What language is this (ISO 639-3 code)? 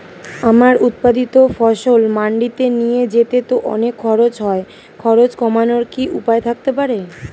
ben